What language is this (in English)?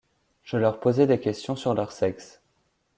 French